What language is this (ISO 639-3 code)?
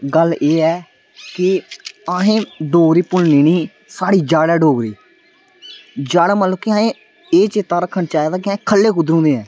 doi